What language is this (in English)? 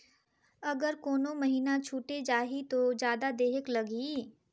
Chhattisgarhi